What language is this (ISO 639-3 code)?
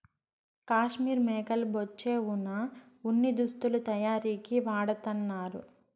tel